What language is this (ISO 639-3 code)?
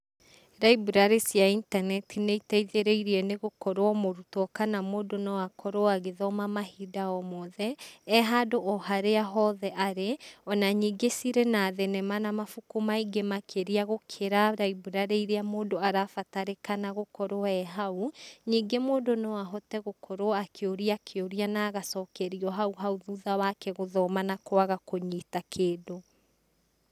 kik